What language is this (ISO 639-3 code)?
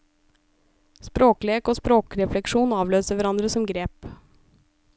nor